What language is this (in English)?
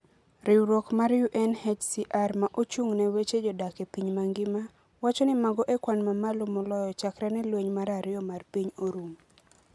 Luo (Kenya and Tanzania)